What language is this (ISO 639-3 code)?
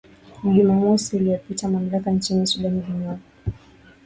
swa